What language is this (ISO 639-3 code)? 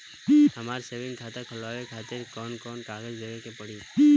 bho